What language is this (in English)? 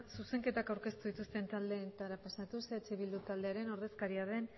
Basque